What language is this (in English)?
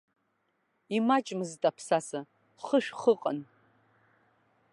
Abkhazian